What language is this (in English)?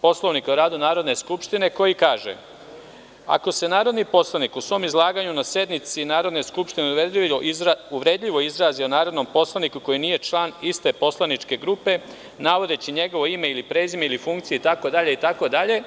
Serbian